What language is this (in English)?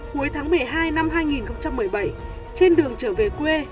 Vietnamese